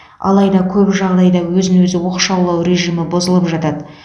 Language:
Kazakh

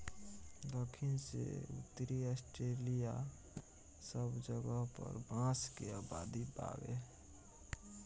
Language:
Bhojpuri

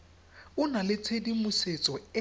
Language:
Tswana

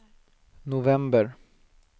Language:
Swedish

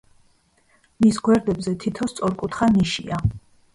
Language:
Georgian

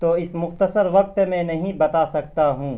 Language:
Urdu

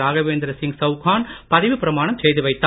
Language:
Tamil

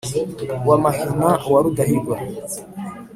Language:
Kinyarwanda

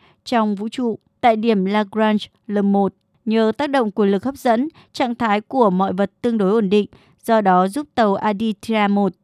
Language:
Vietnamese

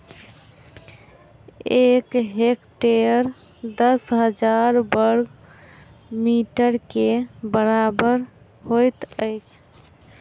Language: Maithili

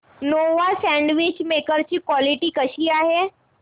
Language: Marathi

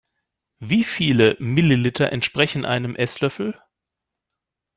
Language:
German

